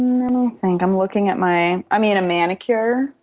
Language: English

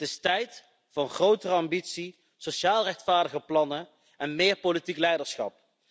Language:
Dutch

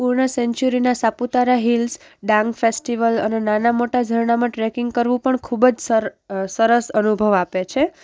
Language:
Gujarati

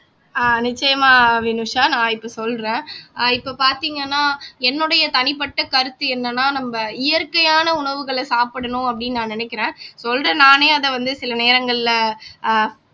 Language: Tamil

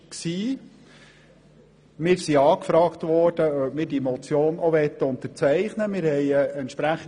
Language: Swiss German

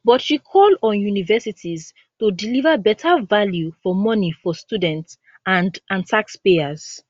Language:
Nigerian Pidgin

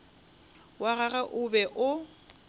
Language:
Northern Sotho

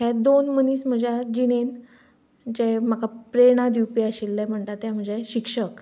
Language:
Konkani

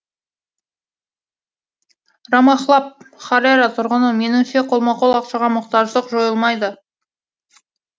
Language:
Kazakh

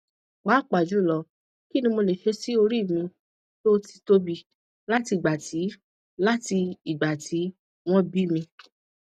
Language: Yoruba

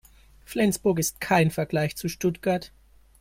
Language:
German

